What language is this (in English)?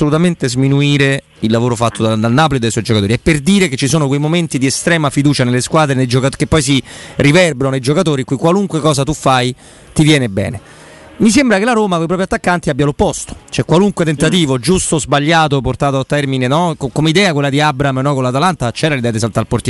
Italian